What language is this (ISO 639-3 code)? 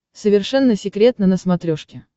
rus